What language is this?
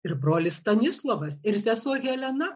Lithuanian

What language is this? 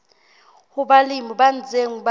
Southern Sotho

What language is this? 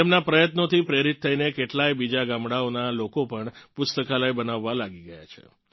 Gujarati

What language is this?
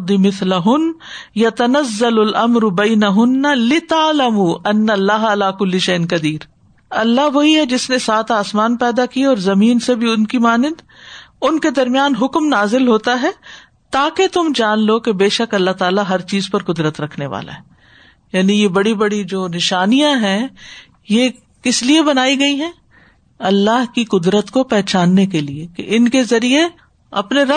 Urdu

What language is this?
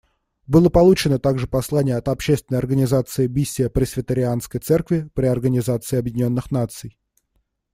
Russian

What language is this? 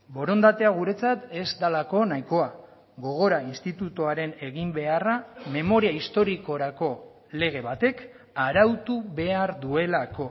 Basque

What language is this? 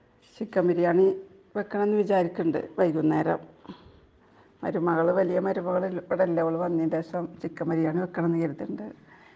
Malayalam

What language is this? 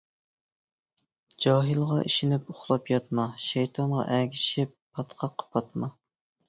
Uyghur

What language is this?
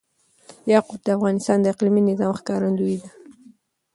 Pashto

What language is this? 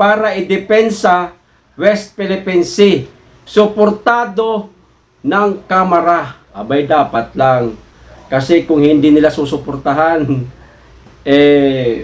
Filipino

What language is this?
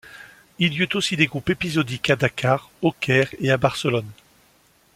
French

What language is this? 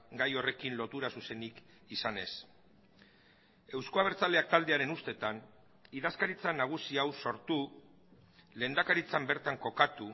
Basque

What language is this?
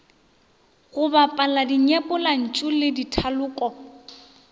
Northern Sotho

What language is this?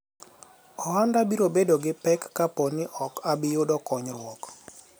Luo (Kenya and Tanzania)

